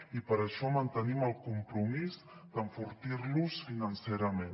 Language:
Catalan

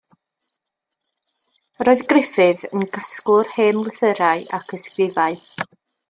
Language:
Welsh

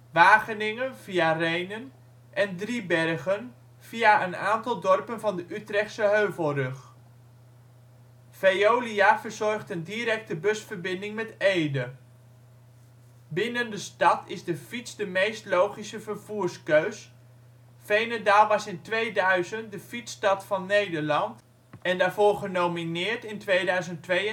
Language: Dutch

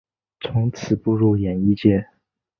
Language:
Chinese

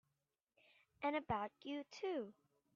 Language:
English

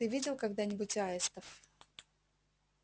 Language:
Russian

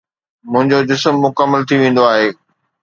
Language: Sindhi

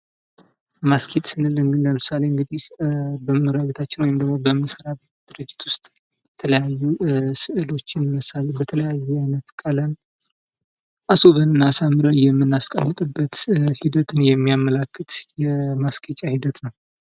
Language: Amharic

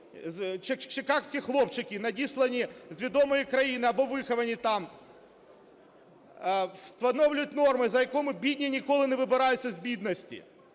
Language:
Ukrainian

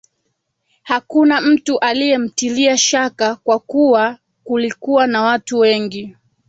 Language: Swahili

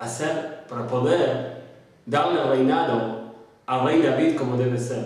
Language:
Spanish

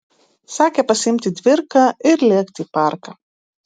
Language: Lithuanian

